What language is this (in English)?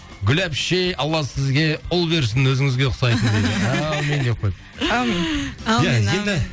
Kazakh